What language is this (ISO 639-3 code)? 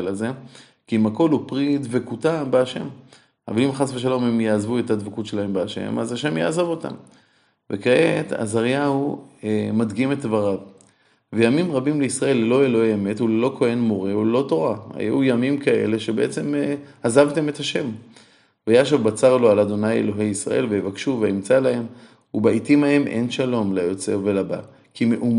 heb